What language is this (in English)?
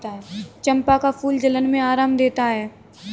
Hindi